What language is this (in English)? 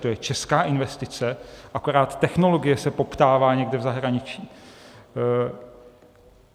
Czech